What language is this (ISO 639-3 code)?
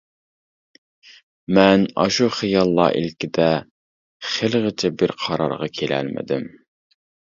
uig